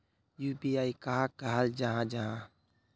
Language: Magahi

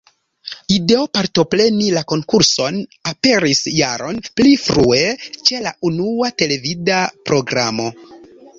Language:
Esperanto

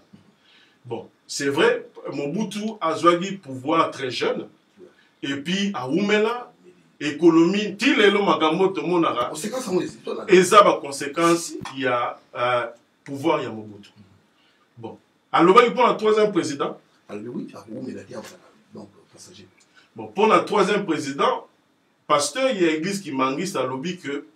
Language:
French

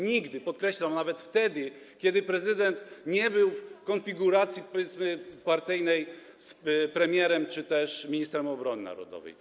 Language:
Polish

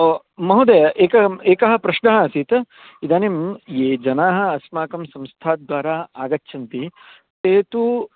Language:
Sanskrit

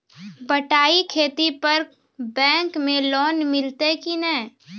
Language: Maithili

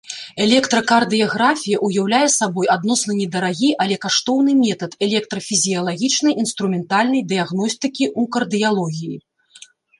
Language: Belarusian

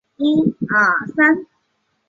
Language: Chinese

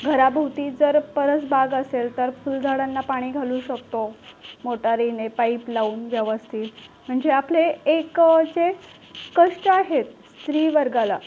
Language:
Marathi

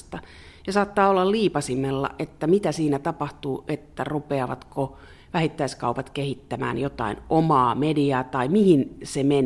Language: Finnish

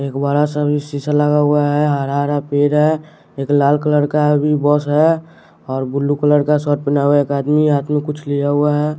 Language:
Hindi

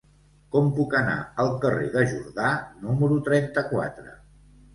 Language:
Catalan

